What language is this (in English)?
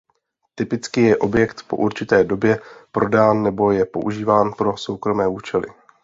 Czech